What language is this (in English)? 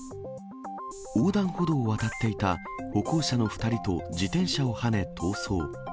Japanese